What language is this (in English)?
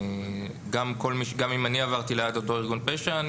Hebrew